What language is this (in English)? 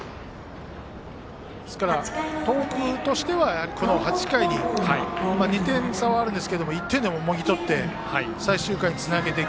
Japanese